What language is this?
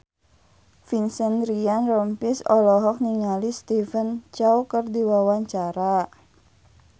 Sundanese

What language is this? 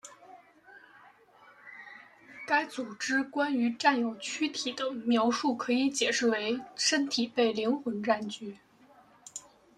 Chinese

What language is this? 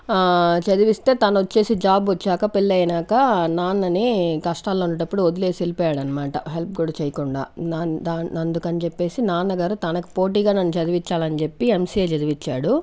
Telugu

